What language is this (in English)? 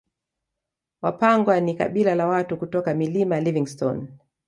Swahili